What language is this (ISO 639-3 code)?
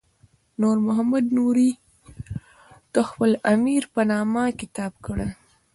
pus